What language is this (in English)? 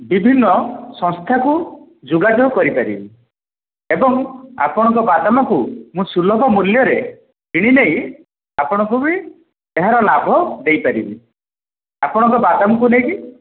Odia